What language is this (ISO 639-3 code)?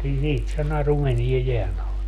fin